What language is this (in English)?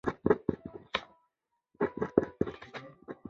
Chinese